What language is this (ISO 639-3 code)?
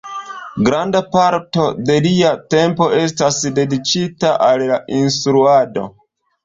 epo